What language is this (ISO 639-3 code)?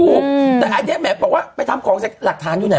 tha